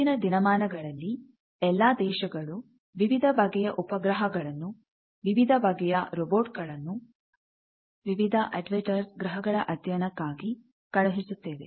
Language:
Kannada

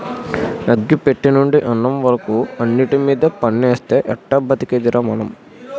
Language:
Telugu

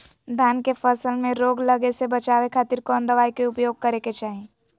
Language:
Magahi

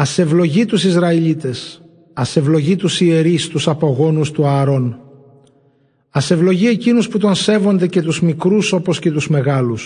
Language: Greek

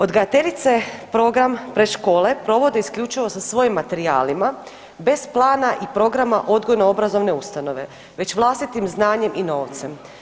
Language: Croatian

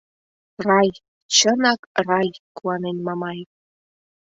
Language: Mari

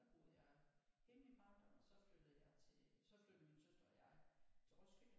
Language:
Danish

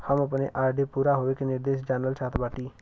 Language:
Bhojpuri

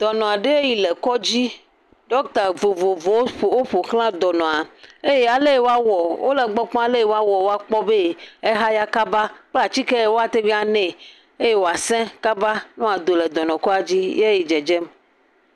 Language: Ewe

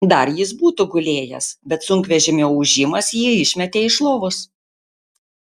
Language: Lithuanian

